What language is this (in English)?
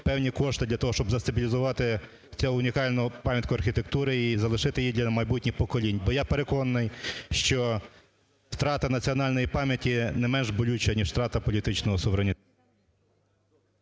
Ukrainian